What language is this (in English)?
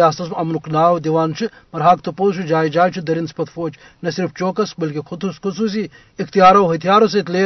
Urdu